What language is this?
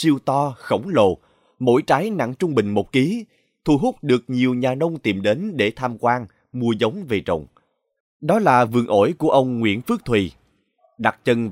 Vietnamese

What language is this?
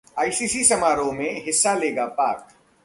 Hindi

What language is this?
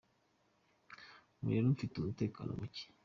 Kinyarwanda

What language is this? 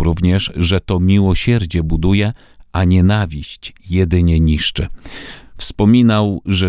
Polish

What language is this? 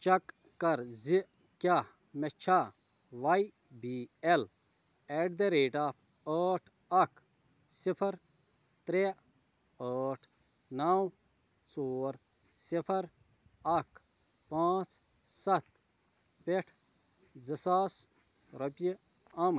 Kashmiri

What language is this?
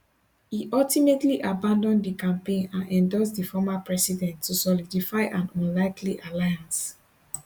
Nigerian Pidgin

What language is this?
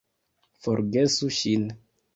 Esperanto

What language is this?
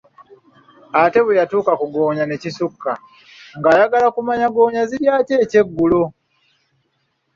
Ganda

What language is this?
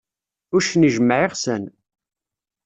Kabyle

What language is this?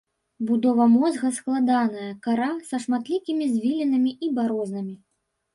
Belarusian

